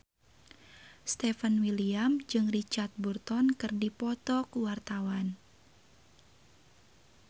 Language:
Sundanese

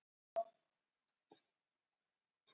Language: Icelandic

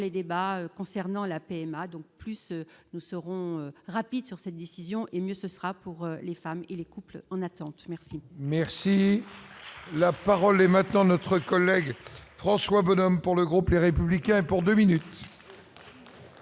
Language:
French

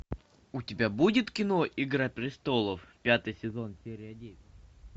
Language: Russian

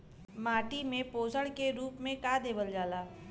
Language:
Bhojpuri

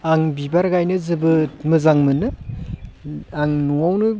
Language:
Bodo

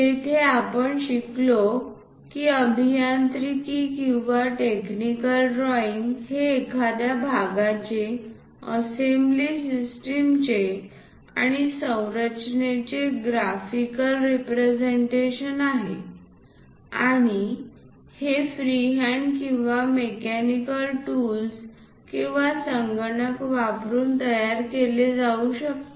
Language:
Marathi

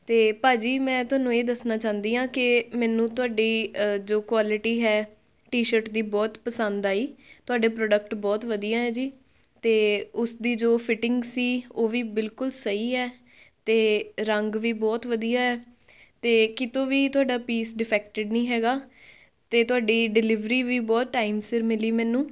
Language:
Punjabi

